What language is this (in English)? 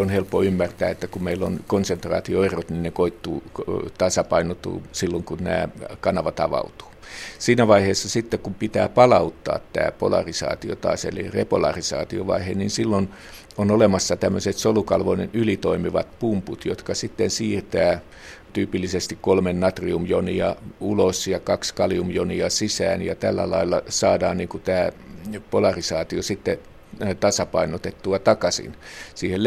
Finnish